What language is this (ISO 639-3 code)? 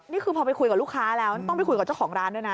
tha